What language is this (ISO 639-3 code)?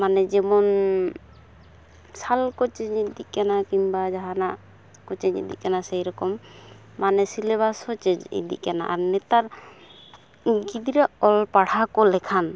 sat